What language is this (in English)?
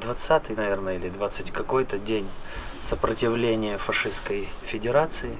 Russian